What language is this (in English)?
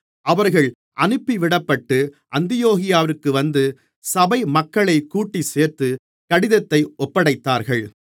Tamil